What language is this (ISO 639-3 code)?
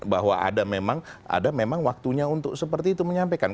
ind